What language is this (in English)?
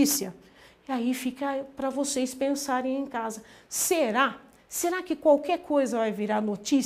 Portuguese